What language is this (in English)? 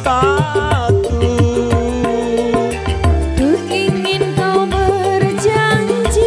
Indonesian